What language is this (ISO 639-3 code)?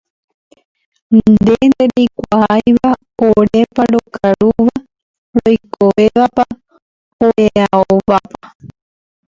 grn